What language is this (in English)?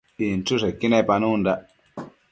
Matsés